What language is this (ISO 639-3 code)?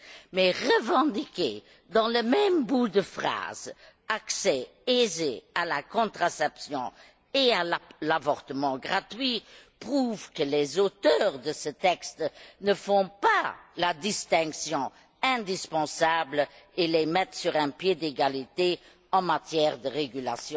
fra